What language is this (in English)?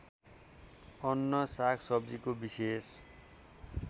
Nepali